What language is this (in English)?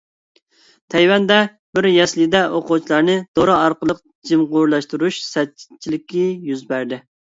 Uyghur